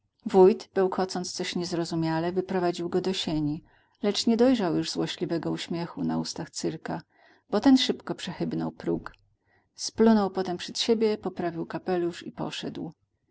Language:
Polish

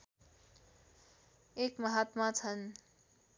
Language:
Nepali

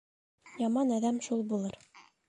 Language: Bashkir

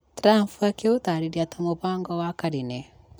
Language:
Kikuyu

